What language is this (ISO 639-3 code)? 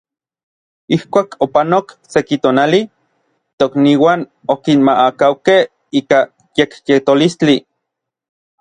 nlv